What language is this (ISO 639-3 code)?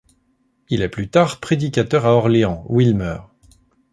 fra